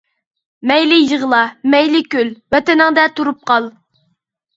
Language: Uyghur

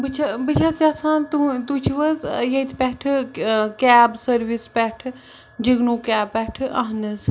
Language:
Kashmiri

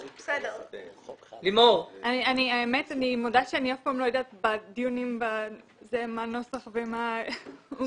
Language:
Hebrew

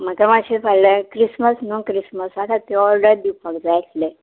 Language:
Konkani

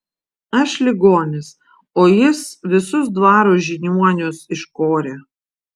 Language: Lithuanian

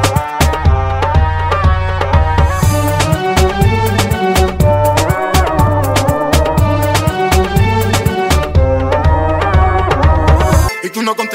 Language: Italian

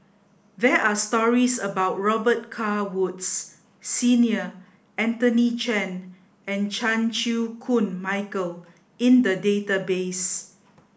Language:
English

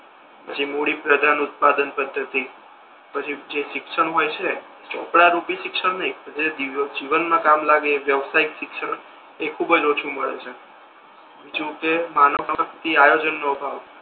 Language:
Gujarati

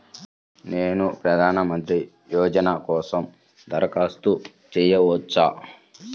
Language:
Telugu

